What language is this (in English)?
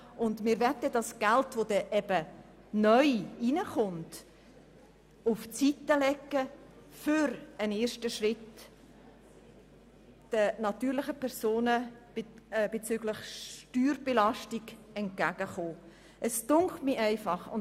Swiss German